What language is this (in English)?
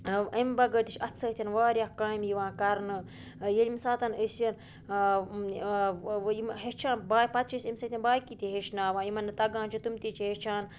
Kashmiri